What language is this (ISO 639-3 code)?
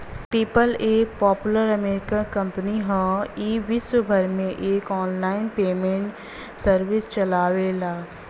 bho